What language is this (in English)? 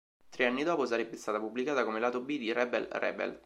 Italian